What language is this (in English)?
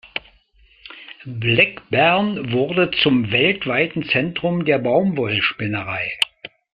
German